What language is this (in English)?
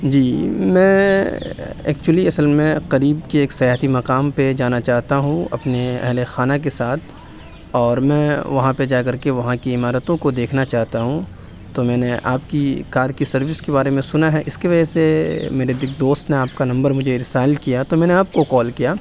Urdu